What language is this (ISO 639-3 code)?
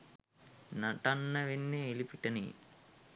sin